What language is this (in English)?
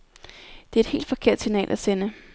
Danish